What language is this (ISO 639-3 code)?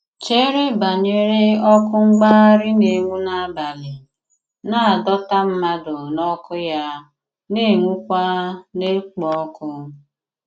ibo